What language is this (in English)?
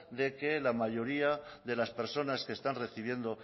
Spanish